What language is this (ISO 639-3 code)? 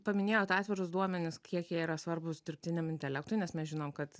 lit